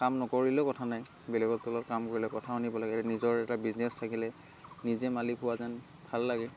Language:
Assamese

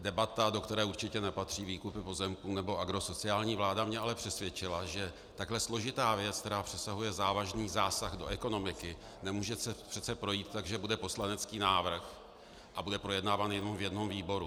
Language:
Czech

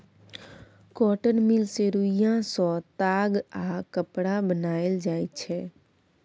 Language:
Maithili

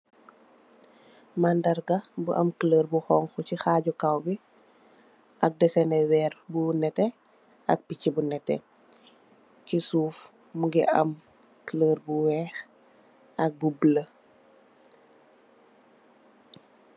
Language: Wolof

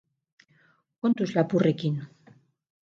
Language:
Basque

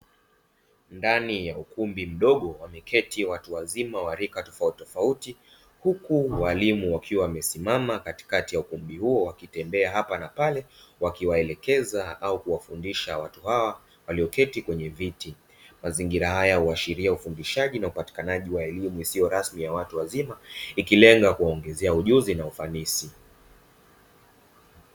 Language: Swahili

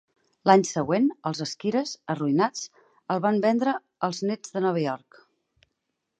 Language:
Catalan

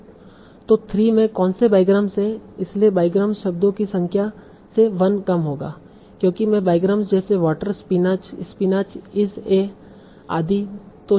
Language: Hindi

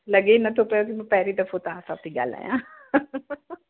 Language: Sindhi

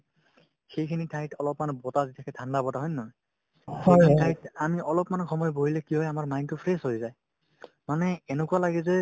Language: Assamese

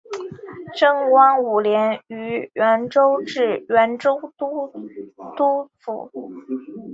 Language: Chinese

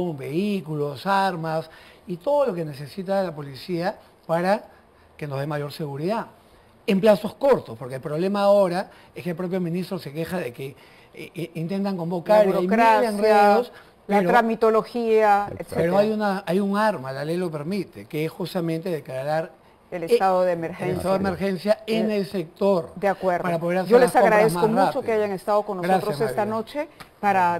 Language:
Spanish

